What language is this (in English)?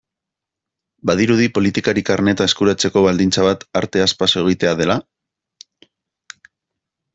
Basque